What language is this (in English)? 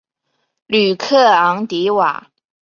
Chinese